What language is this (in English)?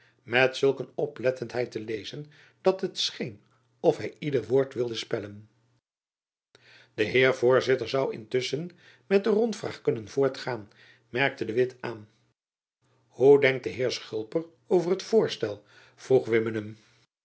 Dutch